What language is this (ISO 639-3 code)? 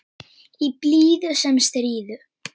isl